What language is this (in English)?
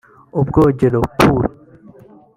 Kinyarwanda